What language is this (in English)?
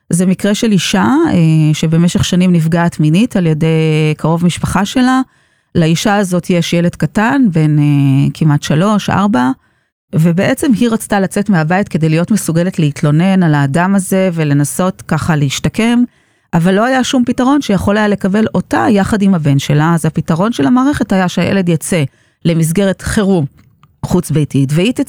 Hebrew